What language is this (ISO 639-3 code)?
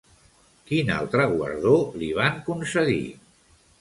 cat